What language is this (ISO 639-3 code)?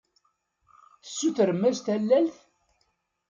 kab